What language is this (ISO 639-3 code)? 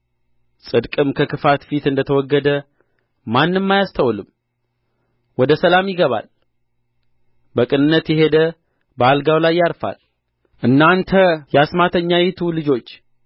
amh